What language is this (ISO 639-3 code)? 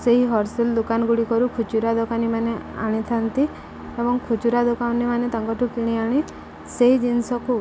ori